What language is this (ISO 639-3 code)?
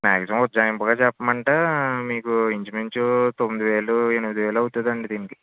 tel